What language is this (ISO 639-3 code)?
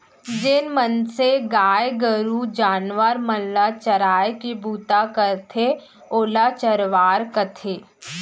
hne